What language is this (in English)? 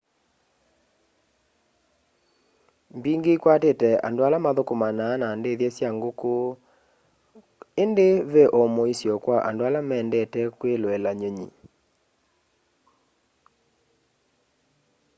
Kamba